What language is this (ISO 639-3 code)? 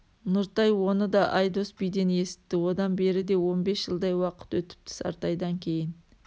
kaz